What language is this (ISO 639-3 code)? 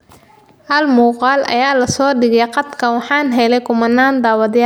som